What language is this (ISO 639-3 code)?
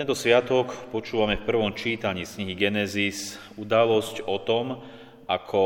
slk